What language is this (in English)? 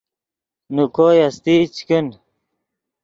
Yidgha